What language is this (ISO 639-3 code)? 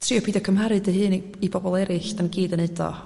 cym